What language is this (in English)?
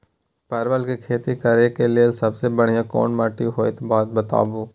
Maithili